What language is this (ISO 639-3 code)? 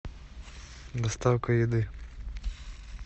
rus